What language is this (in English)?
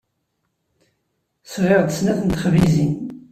Kabyle